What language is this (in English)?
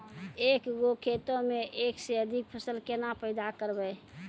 Maithili